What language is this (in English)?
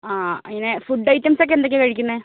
Malayalam